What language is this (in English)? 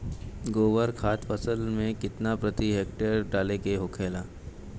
Bhojpuri